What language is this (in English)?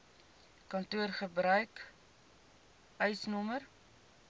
Afrikaans